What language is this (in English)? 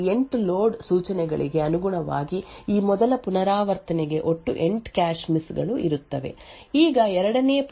Kannada